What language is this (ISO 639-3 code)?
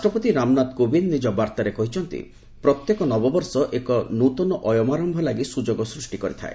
ori